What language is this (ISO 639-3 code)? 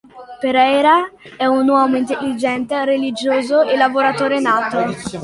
ita